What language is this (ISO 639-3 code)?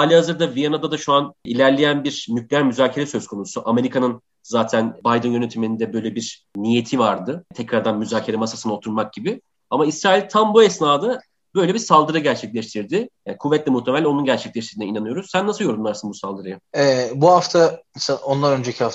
tur